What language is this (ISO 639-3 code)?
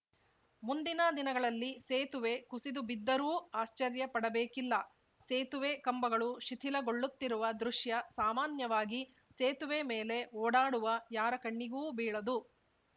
kan